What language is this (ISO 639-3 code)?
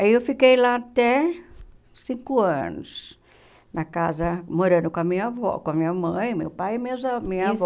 por